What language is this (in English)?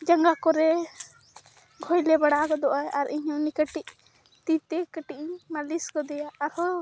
Santali